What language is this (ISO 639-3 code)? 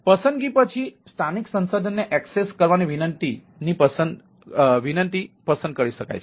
guj